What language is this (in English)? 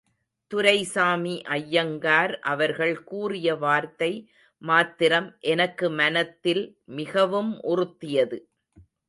Tamil